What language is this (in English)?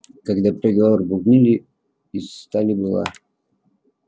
Russian